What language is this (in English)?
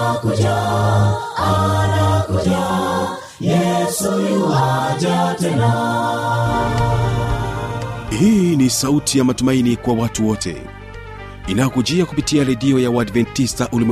Swahili